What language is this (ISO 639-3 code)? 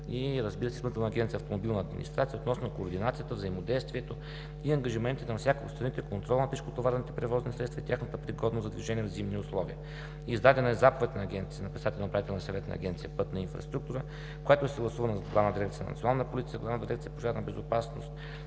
bul